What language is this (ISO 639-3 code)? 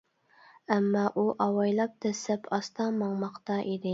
uig